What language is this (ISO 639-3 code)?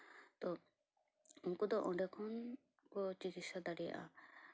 sat